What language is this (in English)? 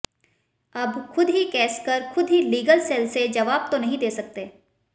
Hindi